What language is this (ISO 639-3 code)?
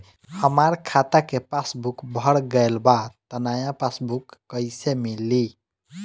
bho